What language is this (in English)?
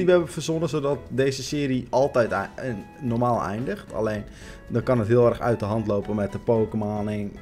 Dutch